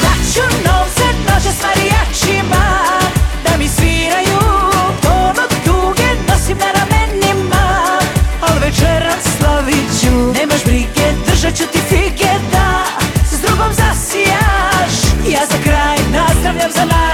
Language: Croatian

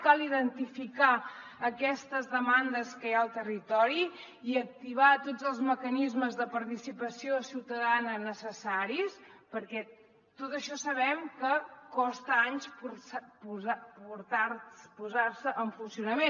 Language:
Catalan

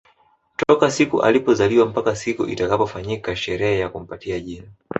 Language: Swahili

